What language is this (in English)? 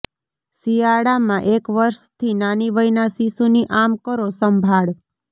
Gujarati